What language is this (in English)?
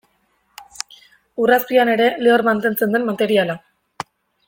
Basque